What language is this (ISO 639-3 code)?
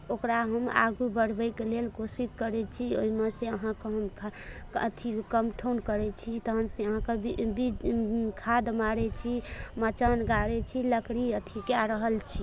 mai